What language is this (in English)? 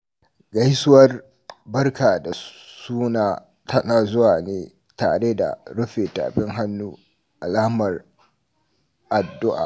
Hausa